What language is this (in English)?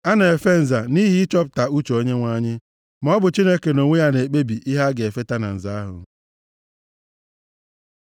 Igbo